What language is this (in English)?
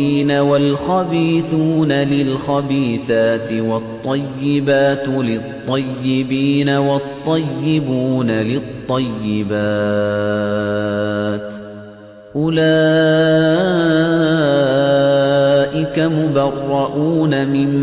Arabic